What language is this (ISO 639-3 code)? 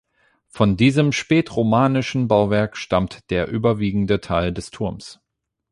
deu